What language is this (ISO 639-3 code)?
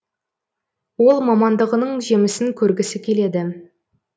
kaz